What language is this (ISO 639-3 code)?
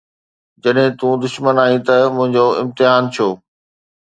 snd